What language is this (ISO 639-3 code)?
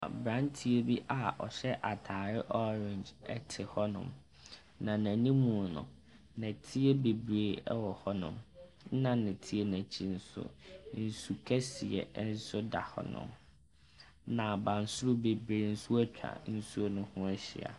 aka